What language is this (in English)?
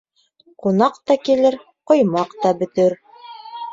Bashkir